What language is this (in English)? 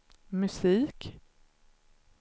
Swedish